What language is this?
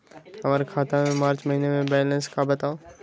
Magahi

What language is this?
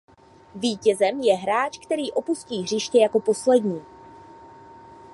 Czech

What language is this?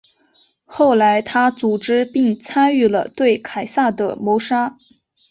Chinese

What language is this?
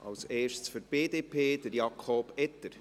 Swiss German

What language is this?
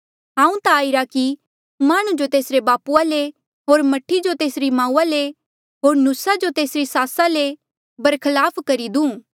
Mandeali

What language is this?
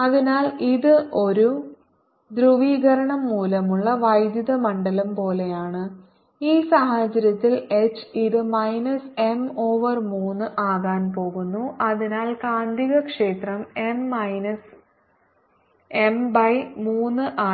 Malayalam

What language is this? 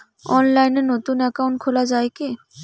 Bangla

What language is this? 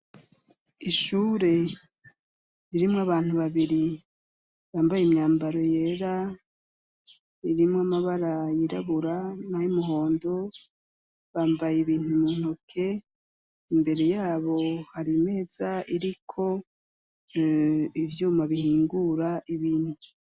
Rundi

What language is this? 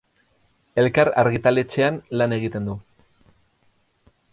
Basque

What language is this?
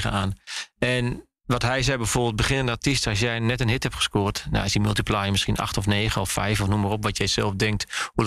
Dutch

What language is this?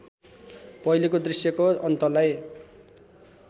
Nepali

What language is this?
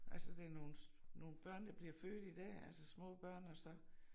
Danish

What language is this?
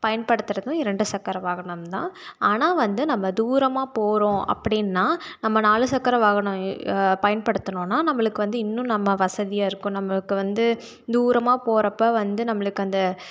Tamil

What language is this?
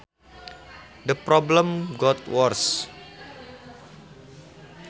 Sundanese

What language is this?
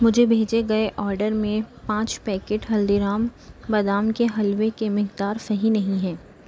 Urdu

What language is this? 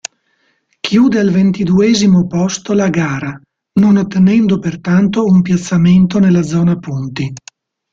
Italian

